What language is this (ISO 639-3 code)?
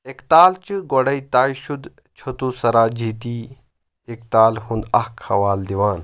kas